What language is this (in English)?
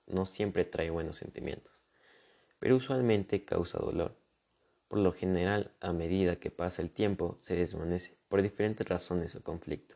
Spanish